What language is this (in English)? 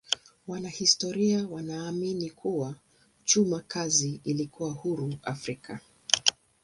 Swahili